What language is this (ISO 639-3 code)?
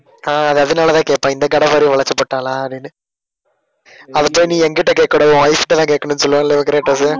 tam